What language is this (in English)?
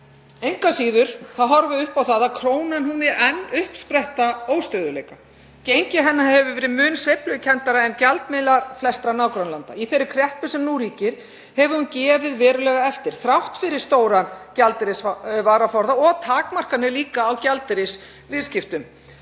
Icelandic